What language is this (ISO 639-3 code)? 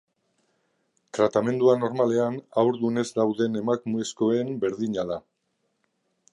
eus